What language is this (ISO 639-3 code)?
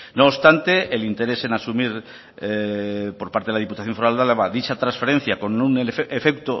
spa